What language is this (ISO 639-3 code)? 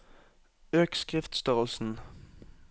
nor